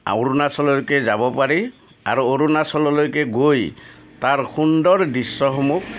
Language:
Assamese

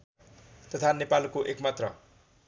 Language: Nepali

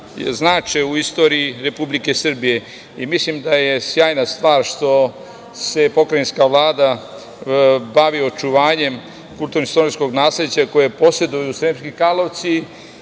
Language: Serbian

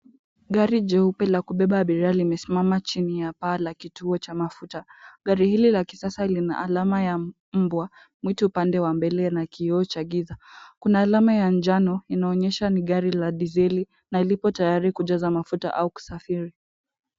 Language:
Swahili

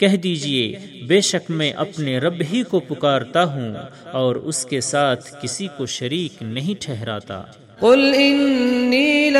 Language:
Urdu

